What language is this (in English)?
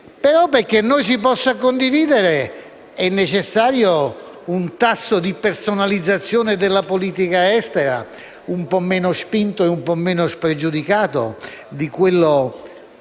Italian